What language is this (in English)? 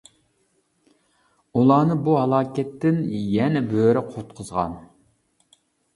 Uyghur